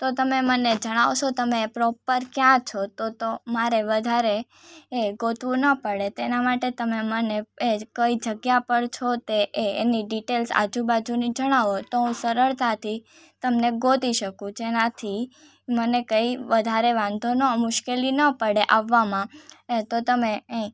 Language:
Gujarati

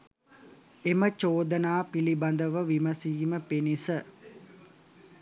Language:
Sinhala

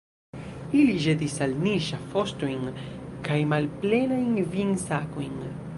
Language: Esperanto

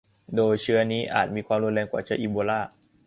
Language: Thai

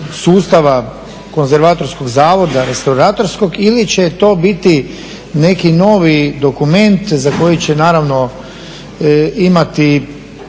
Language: Croatian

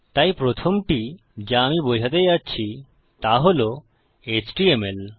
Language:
Bangla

